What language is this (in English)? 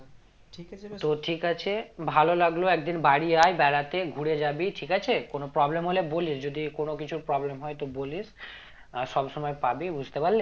Bangla